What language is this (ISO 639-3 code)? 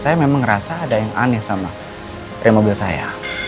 ind